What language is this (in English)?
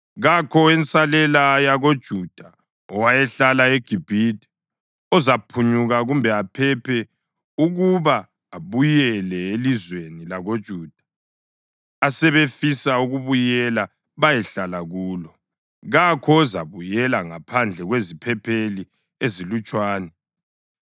North Ndebele